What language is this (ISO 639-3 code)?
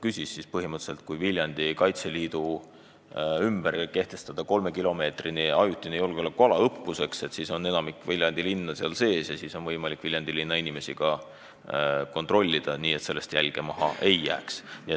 est